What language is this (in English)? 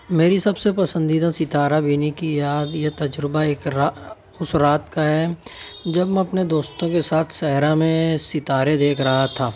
Urdu